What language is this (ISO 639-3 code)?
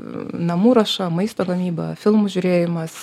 lit